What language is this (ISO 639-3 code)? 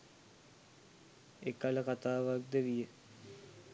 sin